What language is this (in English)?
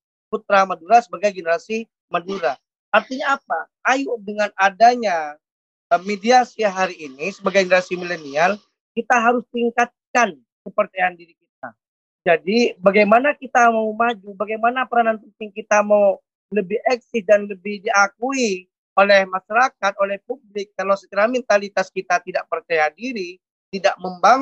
Indonesian